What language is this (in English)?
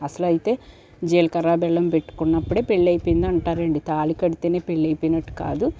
Telugu